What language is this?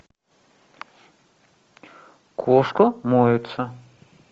Russian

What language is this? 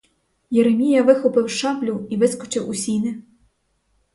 Ukrainian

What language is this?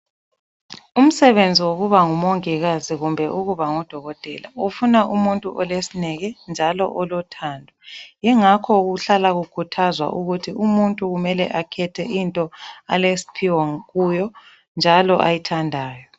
North Ndebele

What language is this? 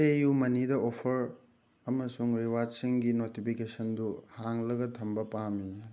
Manipuri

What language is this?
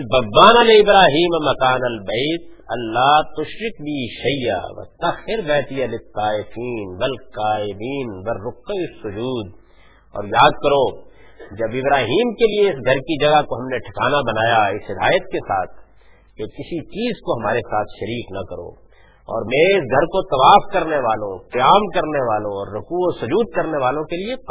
Urdu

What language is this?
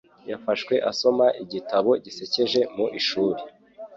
Kinyarwanda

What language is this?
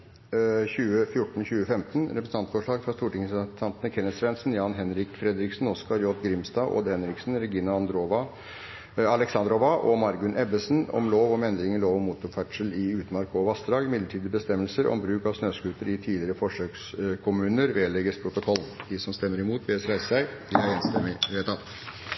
Norwegian Bokmål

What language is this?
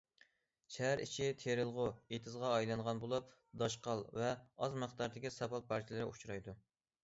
Uyghur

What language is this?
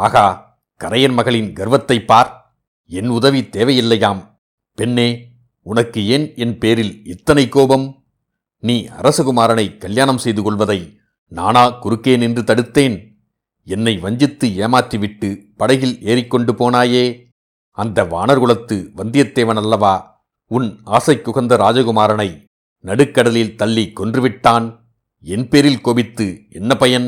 Tamil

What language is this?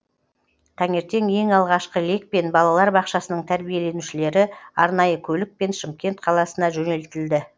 Kazakh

